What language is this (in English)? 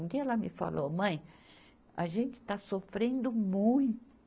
Portuguese